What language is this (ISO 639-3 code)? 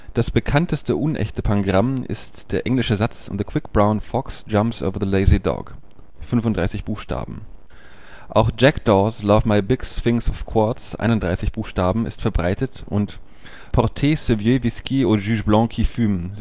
deu